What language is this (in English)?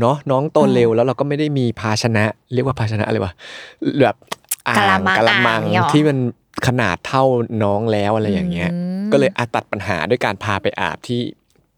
Thai